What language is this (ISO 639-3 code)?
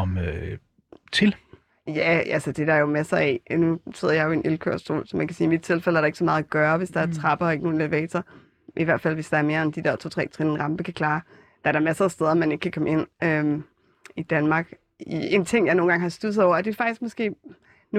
dan